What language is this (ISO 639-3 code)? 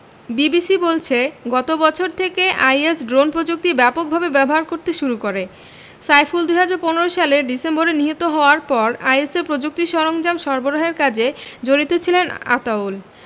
ben